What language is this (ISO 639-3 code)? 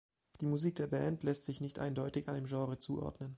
deu